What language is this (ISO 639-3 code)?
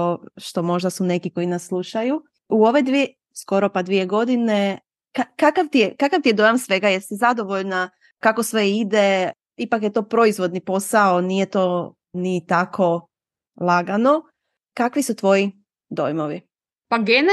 hrv